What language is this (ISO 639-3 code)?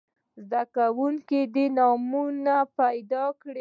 pus